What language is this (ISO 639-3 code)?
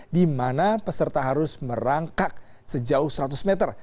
ind